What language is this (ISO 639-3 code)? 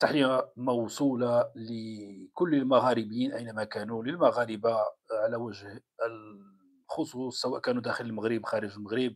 ara